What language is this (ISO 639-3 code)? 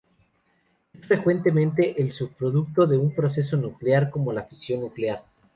spa